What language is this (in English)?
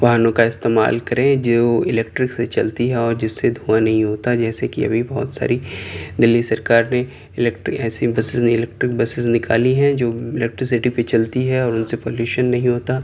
Urdu